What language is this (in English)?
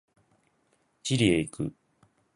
Japanese